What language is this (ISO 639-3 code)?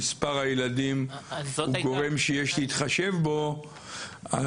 heb